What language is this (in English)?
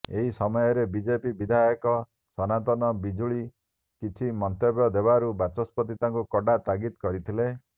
Odia